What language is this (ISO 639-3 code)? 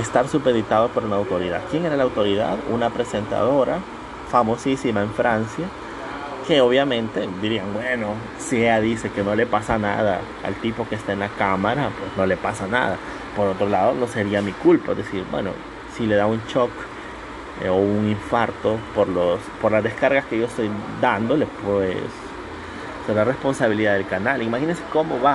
spa